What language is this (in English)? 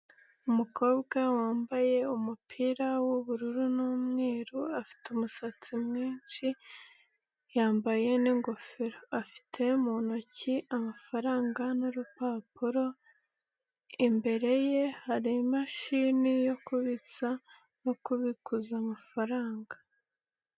Kinyarwanda